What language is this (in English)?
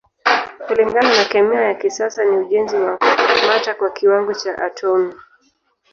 Swahili